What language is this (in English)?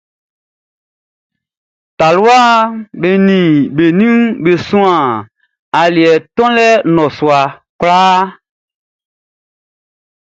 Baoulé